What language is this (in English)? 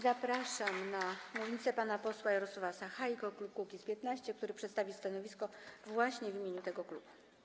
Polish